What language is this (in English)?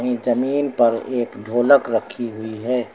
Hindi